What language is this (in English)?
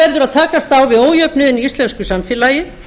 Icelandic